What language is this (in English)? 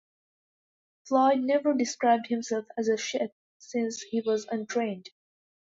English